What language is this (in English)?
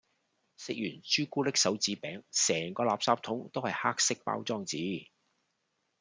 Cantonese